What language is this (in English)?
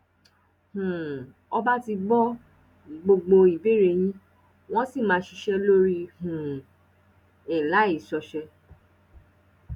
Yoruba